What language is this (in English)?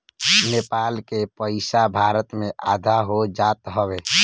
Bhojpuri